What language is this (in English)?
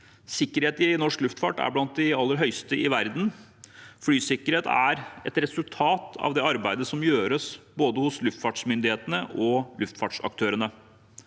Norwegian